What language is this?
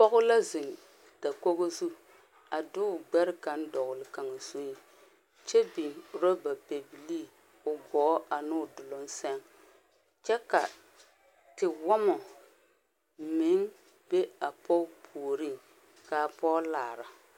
Southern Dagaare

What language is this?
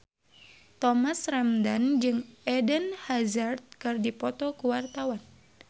Sundanese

